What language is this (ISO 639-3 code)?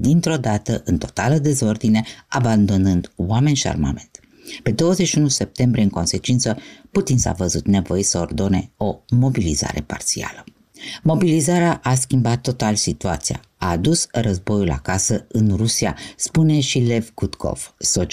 ron